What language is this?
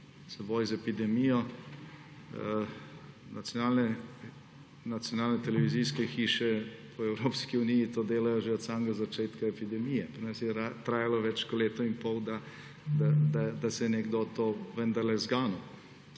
Slovenian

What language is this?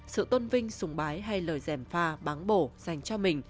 Vietnamese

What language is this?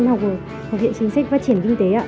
Vietnamese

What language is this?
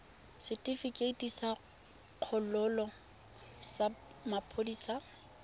Tswana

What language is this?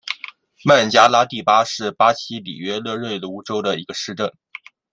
Chinese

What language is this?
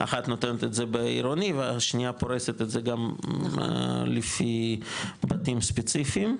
Hebrew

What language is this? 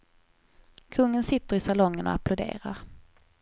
Swedish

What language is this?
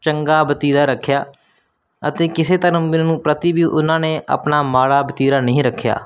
Punjabi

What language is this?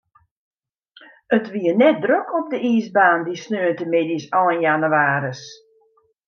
Western Frisian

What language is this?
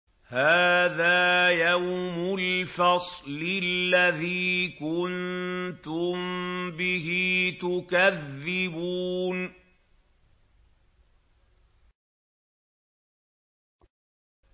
Arabic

